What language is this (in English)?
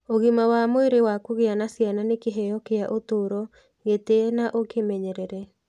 Kikuyu